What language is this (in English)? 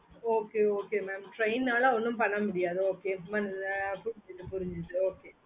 Tamil